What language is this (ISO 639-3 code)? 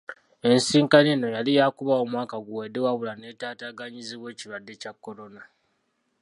lug